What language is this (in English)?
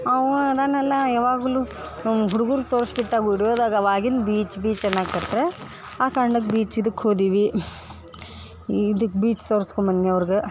Kannada